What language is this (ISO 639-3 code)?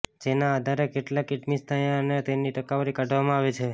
guj